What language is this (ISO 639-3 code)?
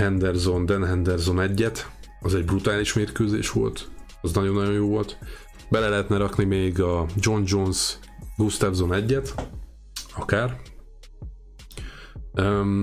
hun